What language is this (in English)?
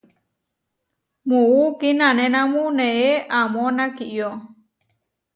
Huarijio